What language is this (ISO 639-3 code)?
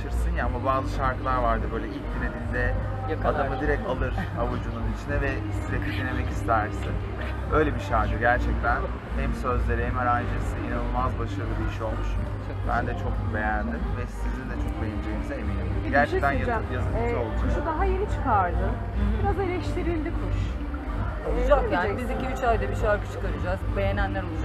tur